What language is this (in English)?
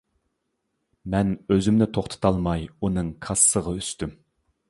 Uyghur